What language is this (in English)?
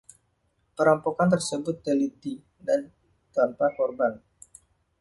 Indonesian